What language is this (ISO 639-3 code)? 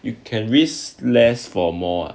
eng